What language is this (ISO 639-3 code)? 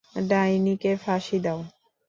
ben